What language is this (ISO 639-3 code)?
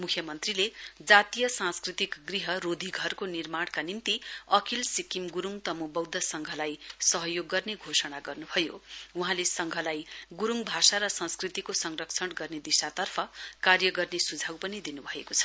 nep